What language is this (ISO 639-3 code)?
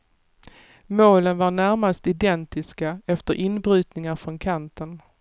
swe